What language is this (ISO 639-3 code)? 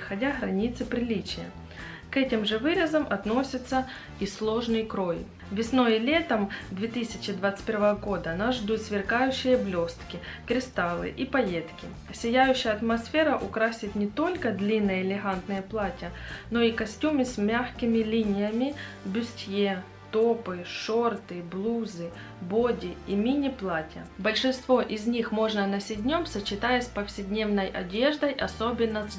rus